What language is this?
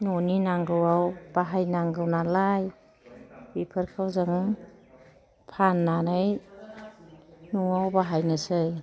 Bodo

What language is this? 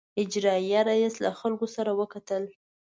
Pashto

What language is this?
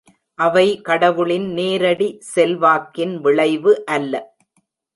Tamil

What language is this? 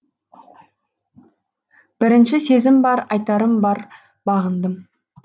Kazakh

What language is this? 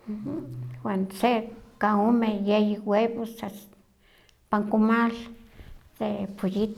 Huaxcaleca Nahuatl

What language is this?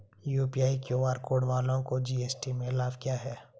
Hindi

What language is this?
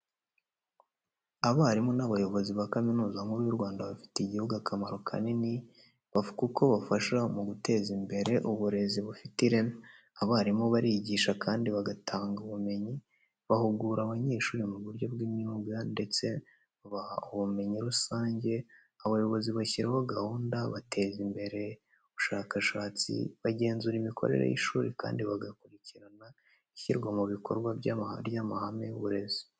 Kinyarwanda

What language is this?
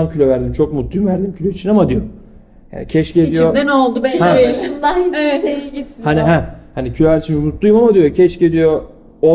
Turkish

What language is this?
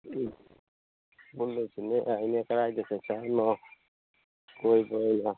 Manipuri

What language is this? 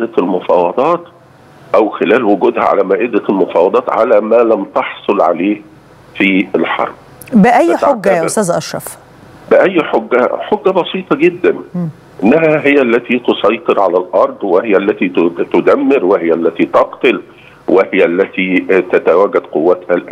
Arabic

